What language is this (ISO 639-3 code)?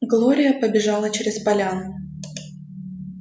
rus